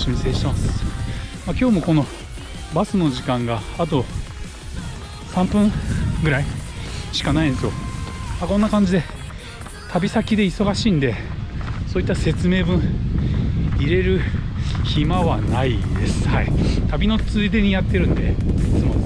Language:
Japanese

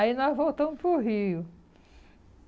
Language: Portuguese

